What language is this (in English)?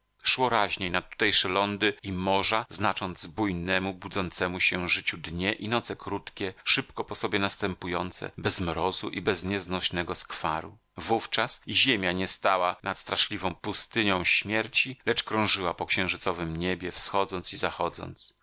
Polish